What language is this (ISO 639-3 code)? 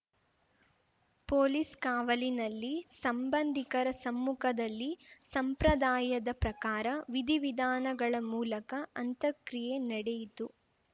kan